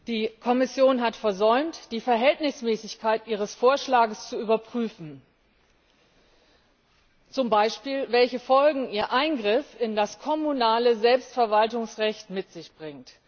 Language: German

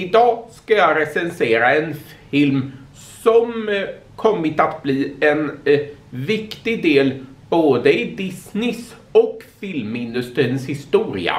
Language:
Swedish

